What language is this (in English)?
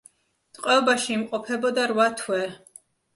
Georgian